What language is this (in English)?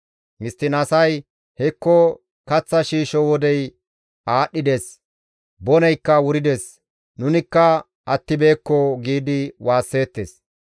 Gamo